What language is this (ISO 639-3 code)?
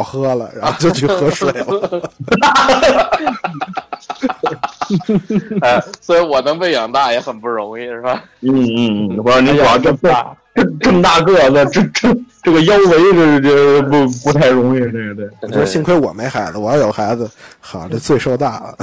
zho